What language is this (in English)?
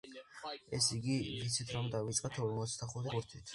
Georgian